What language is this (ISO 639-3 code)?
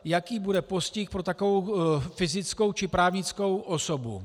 ces